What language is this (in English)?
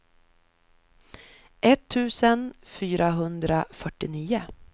Swedish